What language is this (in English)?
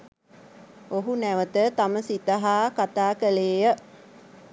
Sinhala